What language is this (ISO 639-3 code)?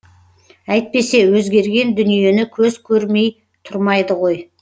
kaz